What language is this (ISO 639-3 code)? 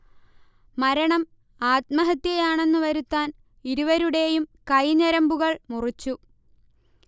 mal